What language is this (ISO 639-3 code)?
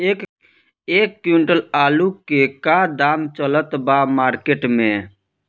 bho